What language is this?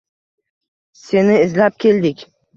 Uzbek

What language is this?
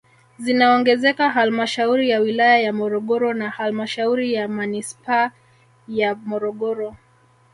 Swahili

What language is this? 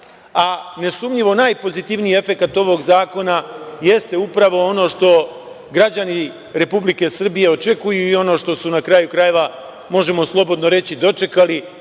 Serbian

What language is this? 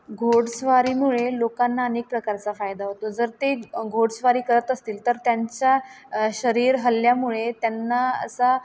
Marathi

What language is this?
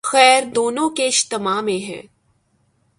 Urdu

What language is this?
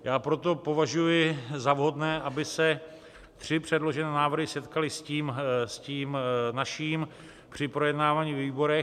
Czech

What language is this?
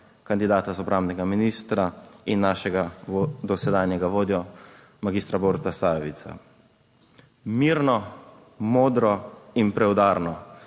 Slovenian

